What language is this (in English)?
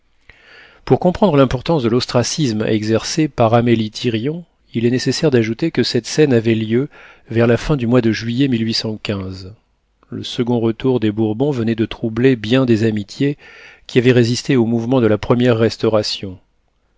French